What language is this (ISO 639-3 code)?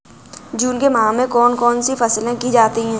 hin